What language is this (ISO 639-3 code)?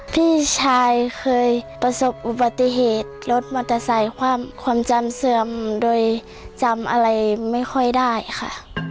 tha